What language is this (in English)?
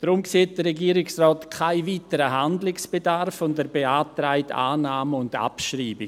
Swiss German